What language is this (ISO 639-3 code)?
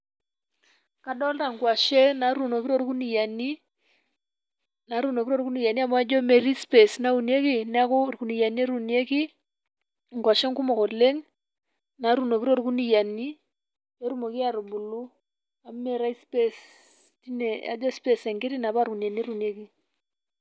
mas